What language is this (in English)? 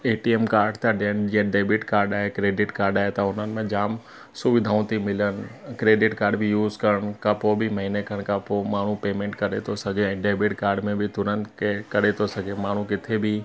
Sindhi